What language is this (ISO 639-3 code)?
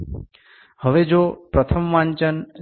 guj